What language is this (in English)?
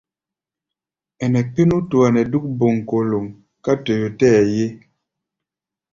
Gbaya